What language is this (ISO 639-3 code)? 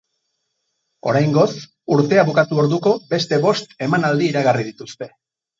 eus